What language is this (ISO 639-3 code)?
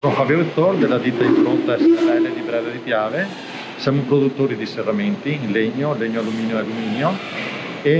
ita